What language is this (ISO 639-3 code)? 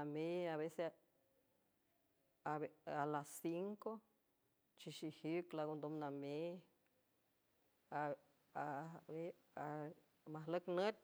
hue